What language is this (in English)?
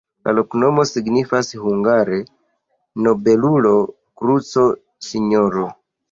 Esperanto